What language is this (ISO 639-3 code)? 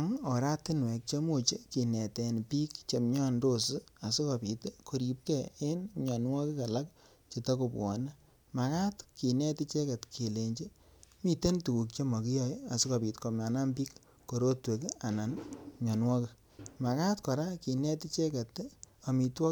kln